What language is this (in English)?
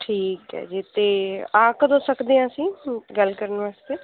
Punjabi